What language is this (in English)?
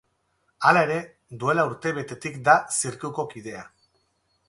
Basque